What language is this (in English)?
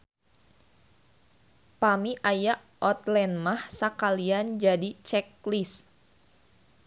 Sundanese